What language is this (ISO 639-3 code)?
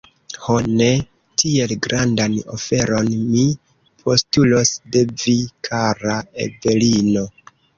epo